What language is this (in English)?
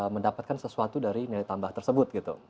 Indonesian